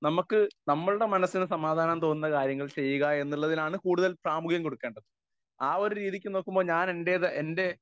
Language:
Malayalam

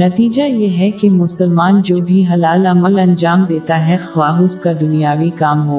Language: Urdu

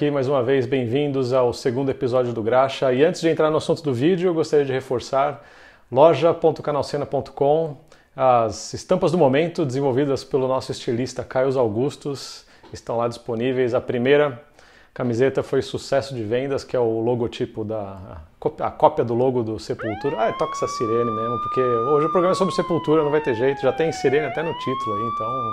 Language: Portuguese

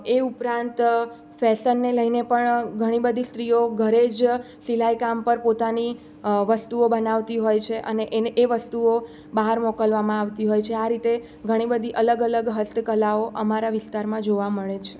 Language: Gujarati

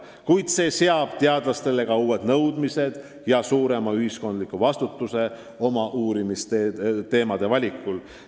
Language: Estonian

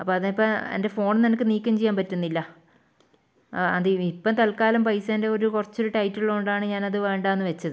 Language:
Malayalam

